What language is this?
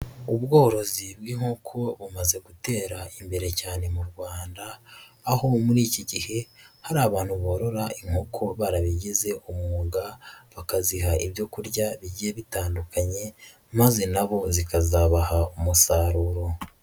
Kinyarwanda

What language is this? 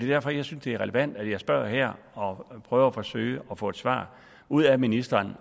Danish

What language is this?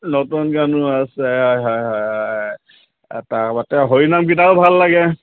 Assamese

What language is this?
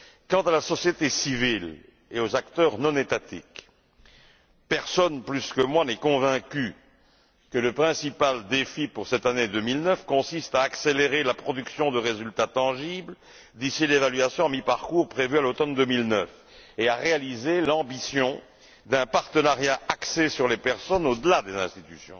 French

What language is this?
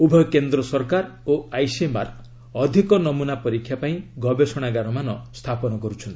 Odia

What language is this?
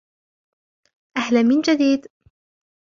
Arabic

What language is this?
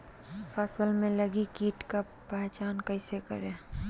Magahi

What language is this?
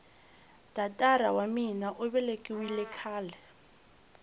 Tsonga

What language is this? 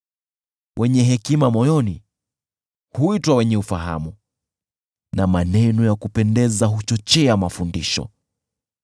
Swahili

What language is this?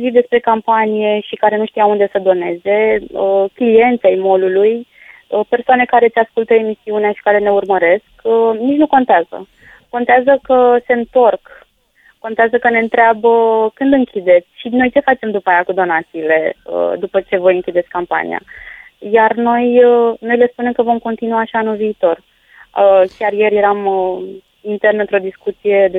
Romanian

